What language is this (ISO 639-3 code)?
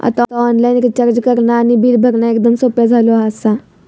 mar